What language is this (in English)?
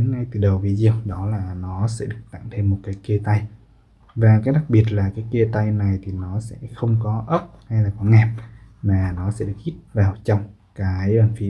Vietnamese